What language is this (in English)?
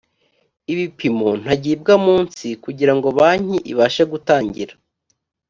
Kinyarwanda